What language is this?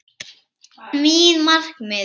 Icelandic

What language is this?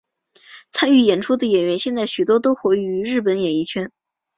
Chinese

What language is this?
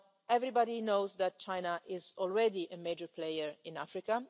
English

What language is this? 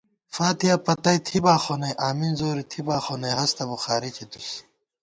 Gawar-Bati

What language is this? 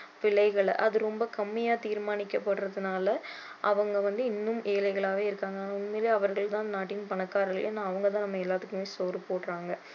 Tamil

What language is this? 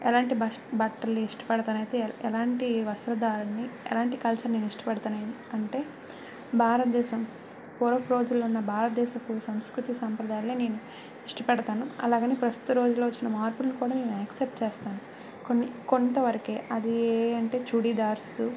Telugu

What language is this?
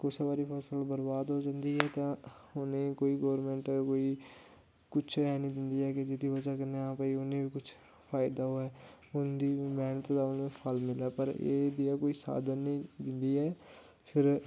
Dogri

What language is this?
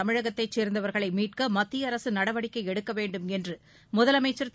Tamil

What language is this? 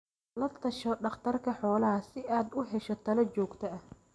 Somali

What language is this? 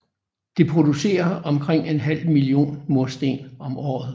Danish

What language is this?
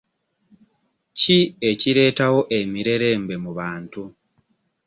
Ganda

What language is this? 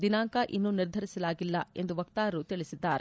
Kannada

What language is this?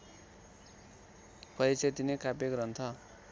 Nepali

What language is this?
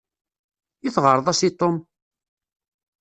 Kabyle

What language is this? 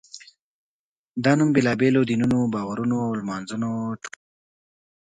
Pashto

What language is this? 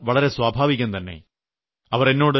Malayalam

